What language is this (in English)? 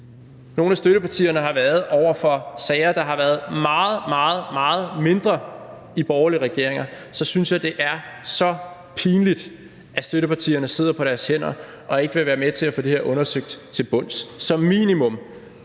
Danish